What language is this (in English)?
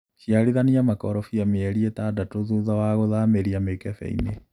Kikuyu